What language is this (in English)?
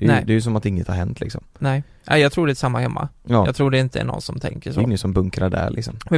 Swedish